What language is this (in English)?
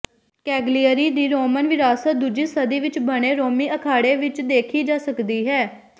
Punjabi